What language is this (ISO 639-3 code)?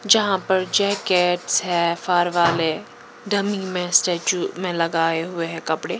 hin